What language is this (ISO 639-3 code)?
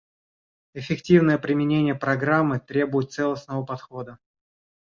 rus